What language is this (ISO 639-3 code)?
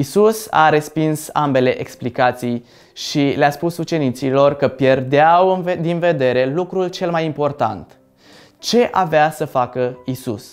ron